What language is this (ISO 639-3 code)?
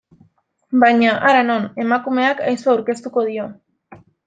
eus